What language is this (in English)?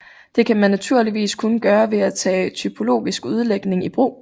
Danish